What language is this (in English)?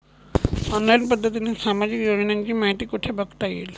Marathi